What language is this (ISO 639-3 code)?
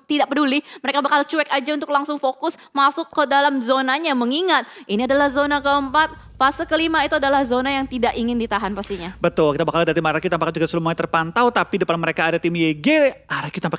ind